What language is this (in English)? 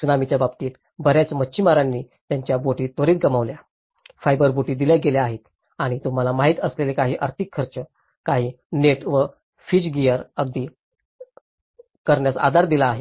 Marathi